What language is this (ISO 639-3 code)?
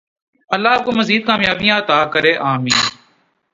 urd